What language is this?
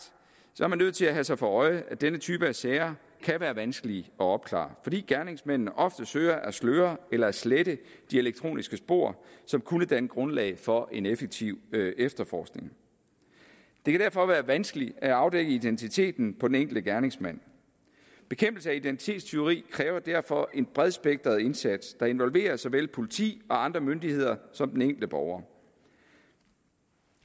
Danish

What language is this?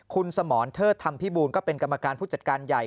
Thai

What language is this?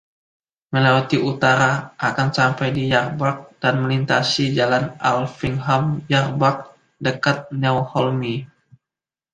Indonesian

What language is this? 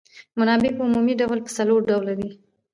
Pashto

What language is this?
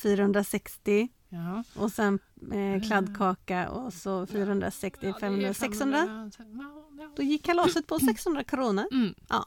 Swedish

